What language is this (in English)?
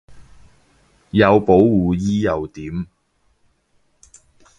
Cantonese